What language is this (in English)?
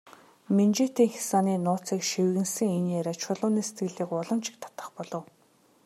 Mongolian